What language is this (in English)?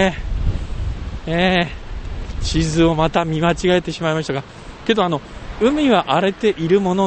Japanese